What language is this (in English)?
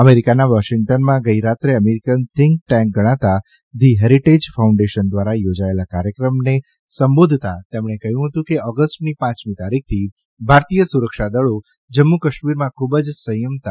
Gujarati